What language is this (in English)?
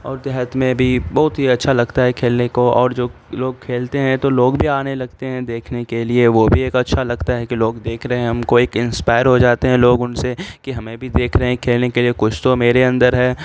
Urdu